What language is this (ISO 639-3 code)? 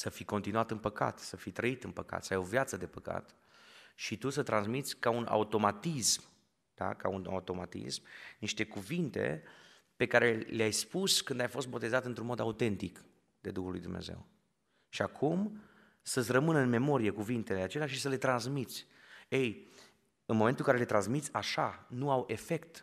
ron